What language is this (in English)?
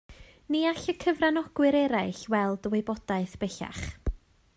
Welsh